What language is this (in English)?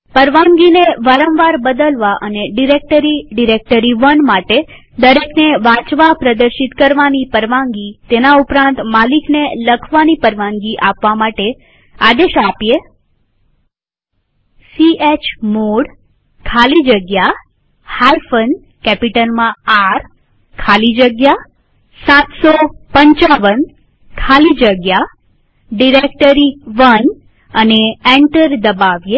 Gujarati